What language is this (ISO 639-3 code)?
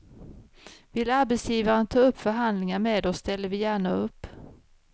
swe